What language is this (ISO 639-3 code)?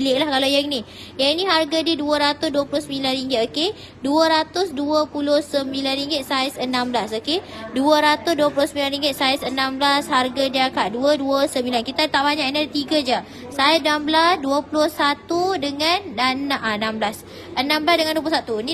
msa